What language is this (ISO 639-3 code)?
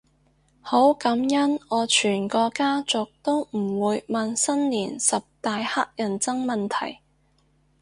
yue